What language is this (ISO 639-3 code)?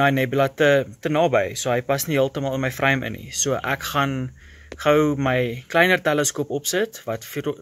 nld